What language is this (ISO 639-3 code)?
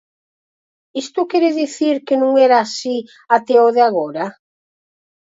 glg